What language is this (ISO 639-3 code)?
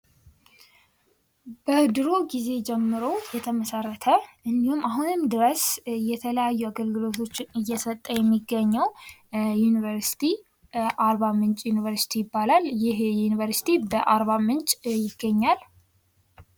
amh